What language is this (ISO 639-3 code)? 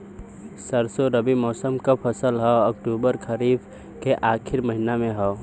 bho